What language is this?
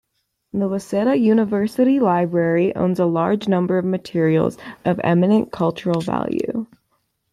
English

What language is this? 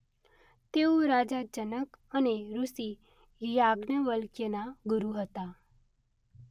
Gujarati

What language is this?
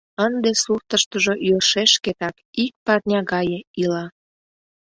Mari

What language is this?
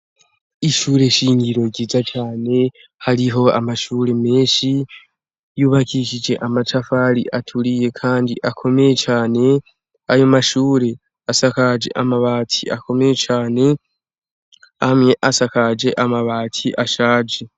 Rundi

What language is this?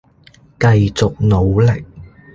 Cantonese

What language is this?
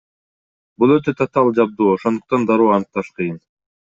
Kyrgyz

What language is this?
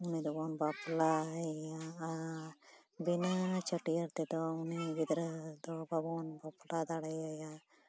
Santali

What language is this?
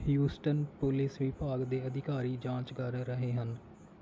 Punjabi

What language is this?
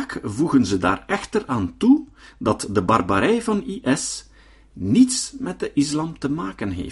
Dutch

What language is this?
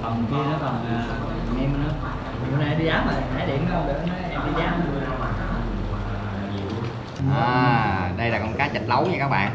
Vietnamese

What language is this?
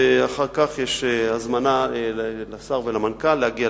Hebrew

